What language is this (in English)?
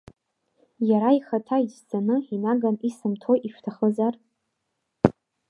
Abkhazian